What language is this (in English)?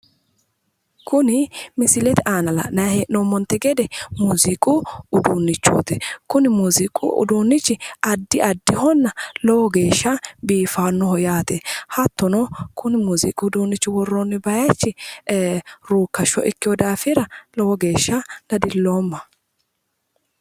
Sidamo